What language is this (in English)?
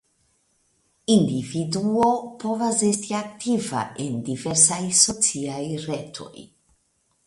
Esperanto